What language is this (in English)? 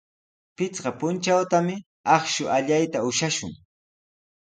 Sihuas Ancash Quechua